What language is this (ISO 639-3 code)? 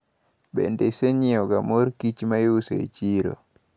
luo